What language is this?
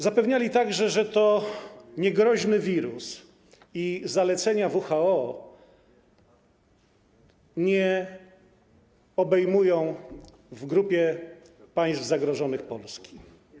Polish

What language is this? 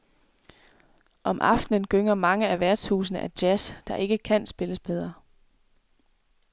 Danish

